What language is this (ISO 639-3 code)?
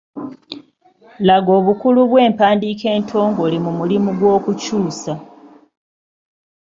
lug